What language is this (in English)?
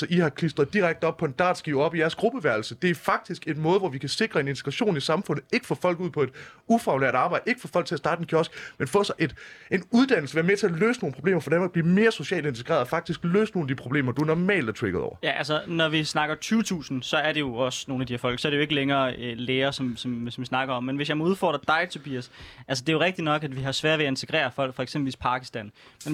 Danish